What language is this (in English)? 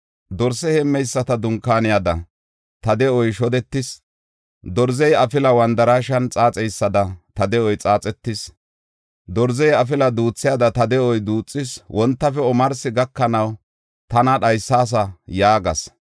Gofa